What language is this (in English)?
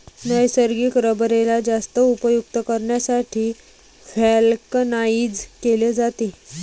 Marathi